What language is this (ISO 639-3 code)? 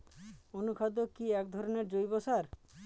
ben